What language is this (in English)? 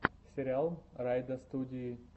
Russian